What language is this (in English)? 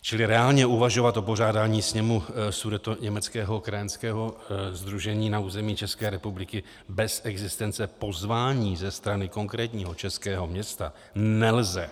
Czech